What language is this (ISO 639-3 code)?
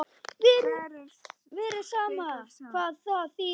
isl